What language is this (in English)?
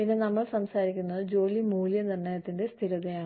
Malayalam